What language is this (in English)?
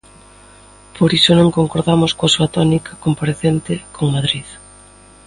Galician